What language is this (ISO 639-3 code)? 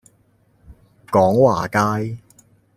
yue